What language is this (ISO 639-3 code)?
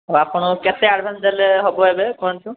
ori